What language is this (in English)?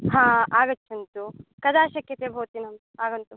Sanskrit